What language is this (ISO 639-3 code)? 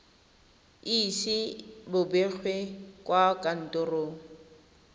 tsn